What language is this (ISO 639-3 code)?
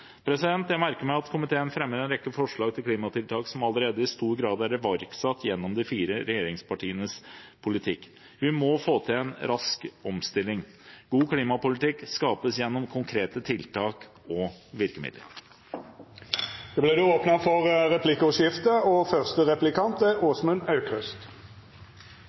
nor